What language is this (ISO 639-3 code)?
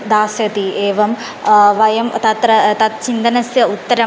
san